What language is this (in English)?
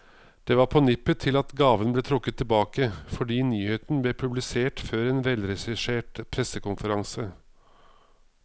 Norwegian